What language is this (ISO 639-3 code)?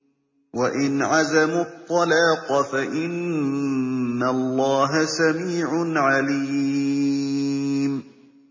ara